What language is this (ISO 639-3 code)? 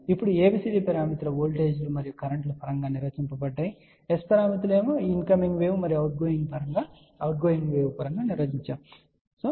tel